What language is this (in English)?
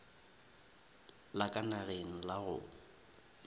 Northern Sotho